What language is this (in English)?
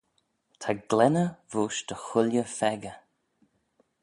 Manx